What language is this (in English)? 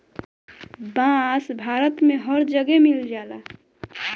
Bhojpuri